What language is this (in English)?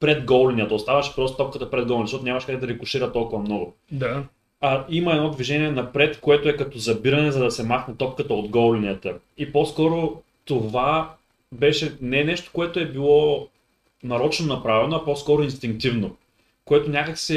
Bulgarian